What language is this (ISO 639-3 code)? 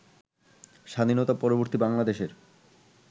ben